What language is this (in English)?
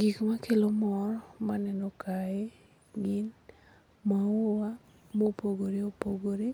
Luo (Kenya and Tanzania)